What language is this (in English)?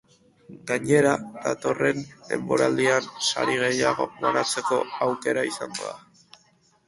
Basque